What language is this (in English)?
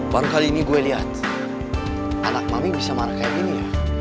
Indonesian